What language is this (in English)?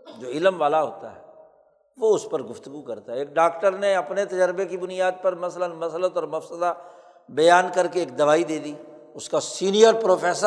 Urdu